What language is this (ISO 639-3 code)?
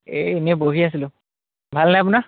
asm